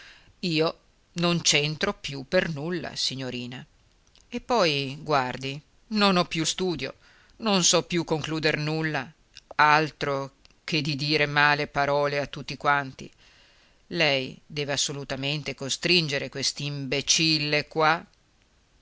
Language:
Italian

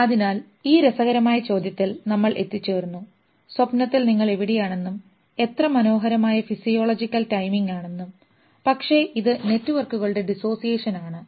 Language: Malayalam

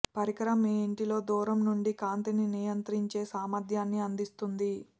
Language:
Telugu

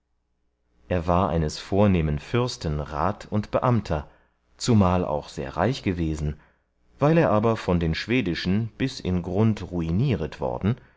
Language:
German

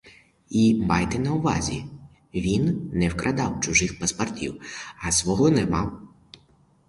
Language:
Ukrainian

